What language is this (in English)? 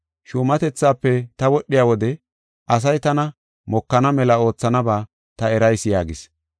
Gofa